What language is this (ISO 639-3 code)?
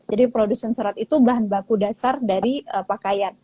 ind